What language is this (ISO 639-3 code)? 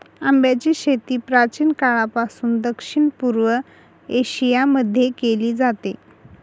mar